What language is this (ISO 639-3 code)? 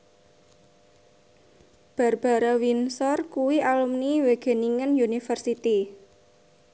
jav